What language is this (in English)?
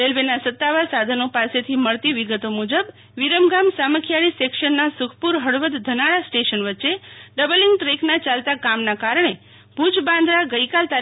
Gujarati